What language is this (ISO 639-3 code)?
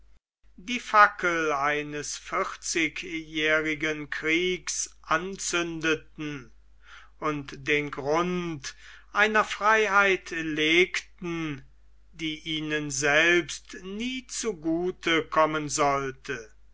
deu